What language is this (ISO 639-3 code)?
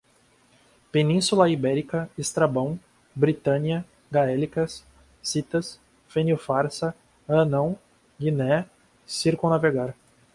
por